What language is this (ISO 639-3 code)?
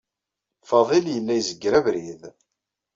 kab